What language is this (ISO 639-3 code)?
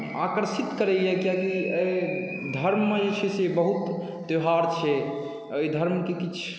mai